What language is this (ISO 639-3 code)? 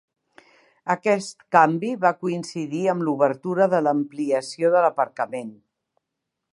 cat